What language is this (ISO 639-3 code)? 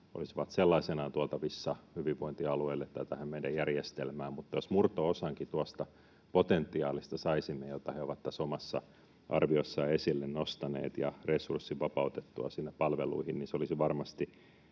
fin